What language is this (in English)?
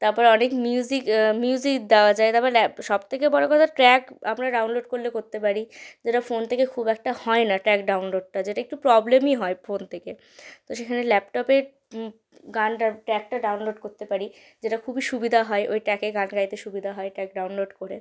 Bangla